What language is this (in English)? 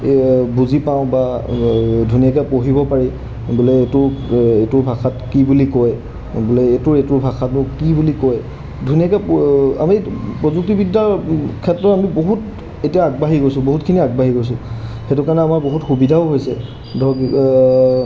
Assamese